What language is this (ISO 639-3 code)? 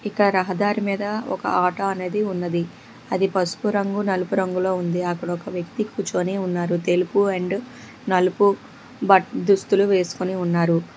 tel